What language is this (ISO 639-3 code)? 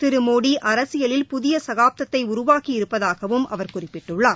tam